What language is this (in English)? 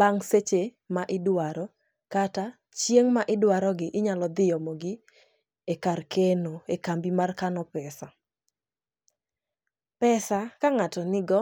Luo (Kenya and Tanzania)